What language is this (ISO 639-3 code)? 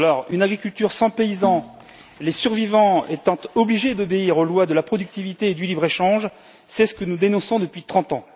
fra